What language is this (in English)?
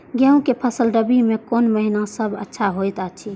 Maithili